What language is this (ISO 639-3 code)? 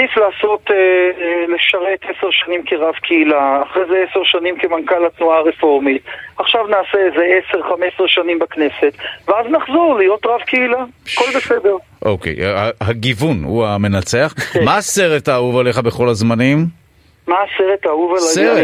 heb